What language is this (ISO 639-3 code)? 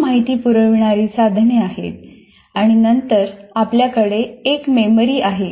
mar